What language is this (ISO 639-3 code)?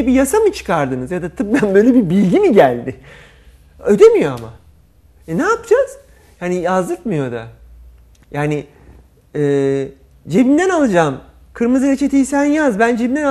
tur